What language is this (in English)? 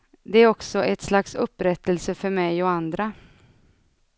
Swedish